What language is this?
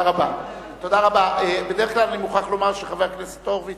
Hebrew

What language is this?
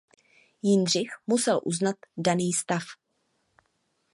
Czech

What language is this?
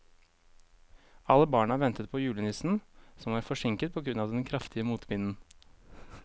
Norwegian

